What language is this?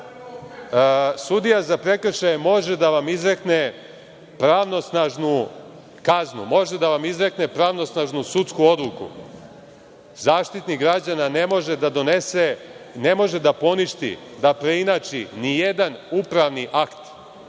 Serbian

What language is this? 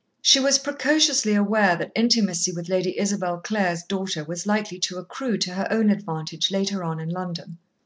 English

